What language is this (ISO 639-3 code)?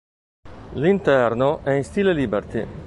ita